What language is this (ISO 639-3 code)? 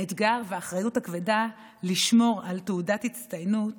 heb